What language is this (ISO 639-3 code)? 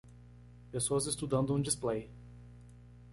por